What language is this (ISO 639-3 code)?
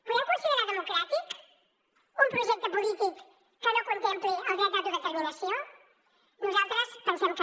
cat